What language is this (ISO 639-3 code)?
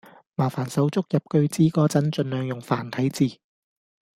yue